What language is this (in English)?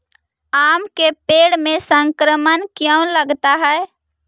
Magahi